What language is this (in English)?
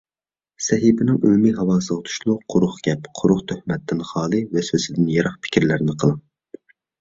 Uyghur